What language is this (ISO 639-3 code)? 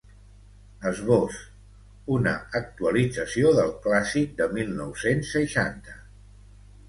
cat